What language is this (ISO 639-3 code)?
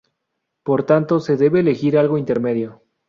spa